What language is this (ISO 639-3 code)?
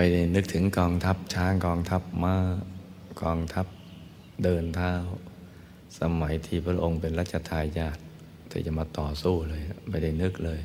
tha